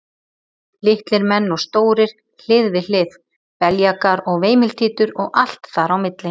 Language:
Icelandic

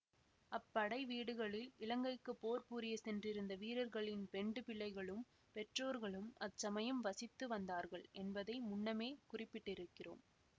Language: Tamil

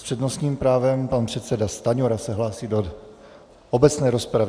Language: Czech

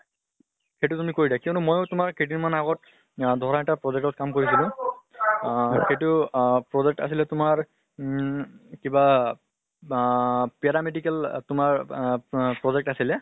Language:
Assamese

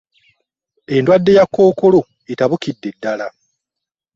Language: Ganda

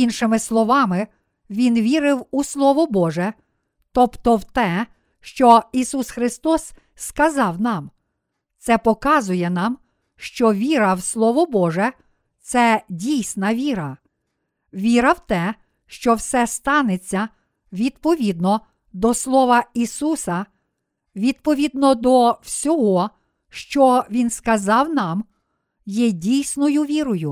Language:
Ukrainian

